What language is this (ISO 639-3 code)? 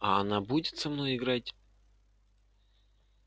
rus